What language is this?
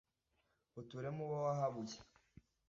Kinyarwanda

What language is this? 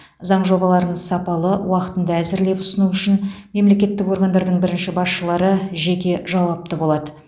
Kazakh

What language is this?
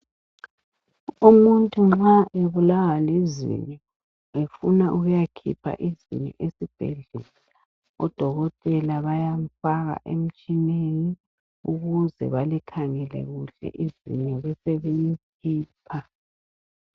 North Ndebele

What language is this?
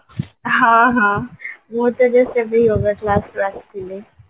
Odia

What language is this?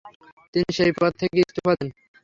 Bangla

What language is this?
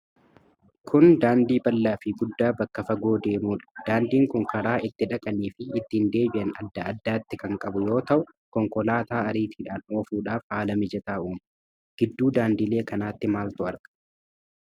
Oromo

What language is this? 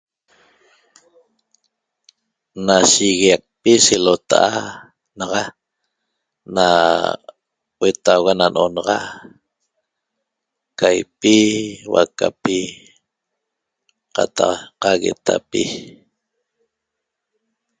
Toba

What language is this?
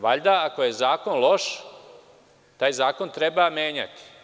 Serbian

